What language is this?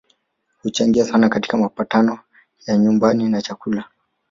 Swahili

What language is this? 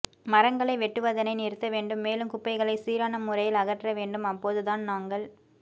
Tamil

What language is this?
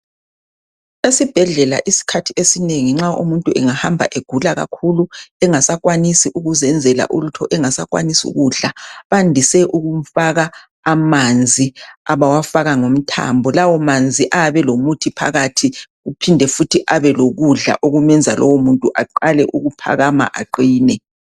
North Ndebele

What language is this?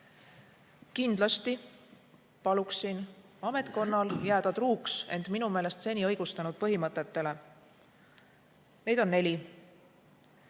Estonian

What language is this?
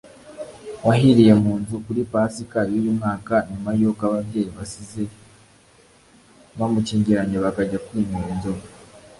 Kinyarwanda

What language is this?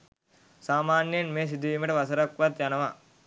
Sinhala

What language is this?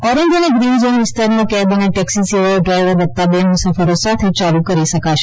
Gujarati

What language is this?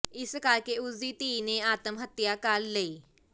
Punjabi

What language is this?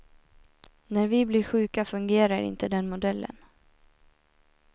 Swedish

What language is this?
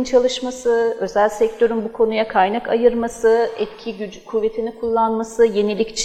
Turkish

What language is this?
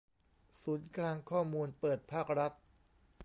Thai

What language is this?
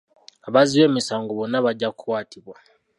Ganda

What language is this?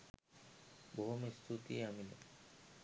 Sinhala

